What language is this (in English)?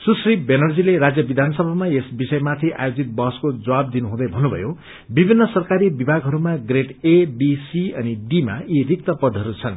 Nepali